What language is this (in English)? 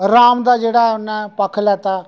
Dogri